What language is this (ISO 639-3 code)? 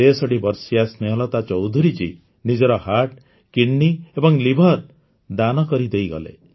ori